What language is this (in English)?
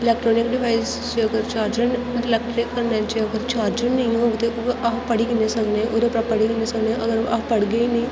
Dogri